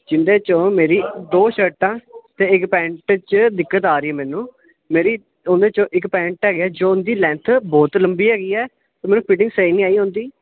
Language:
Punjabi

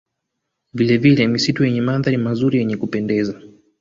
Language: Swahili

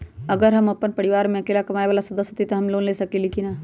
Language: Magahi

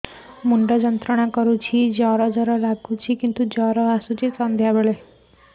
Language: Odia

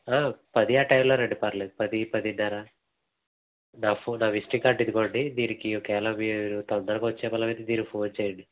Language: Telugu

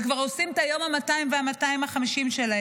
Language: Hebrew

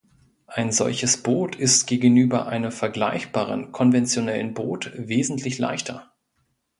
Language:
German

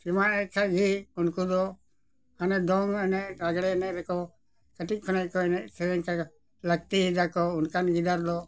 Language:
Santali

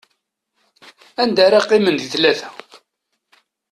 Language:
Kabyle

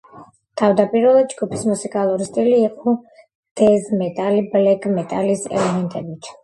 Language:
Georgian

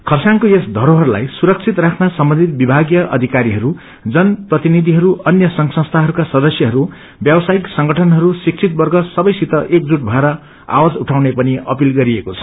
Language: Nepali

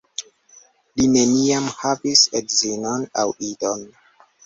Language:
Esperanto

